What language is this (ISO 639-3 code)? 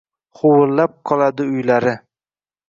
uzb